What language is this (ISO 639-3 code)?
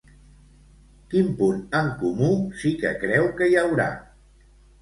cat